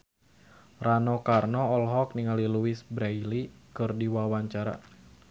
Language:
Sundanese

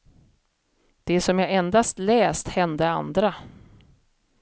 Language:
Swedish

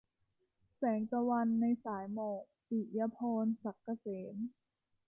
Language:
Thai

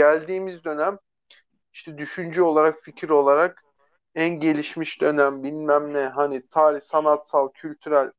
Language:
Turkish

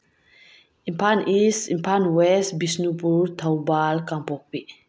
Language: Manipuri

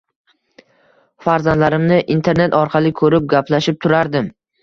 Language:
Uzbek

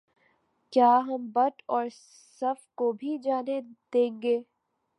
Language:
Urdu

